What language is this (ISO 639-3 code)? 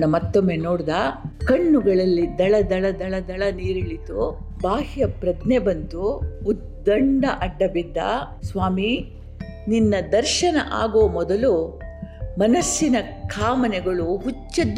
kan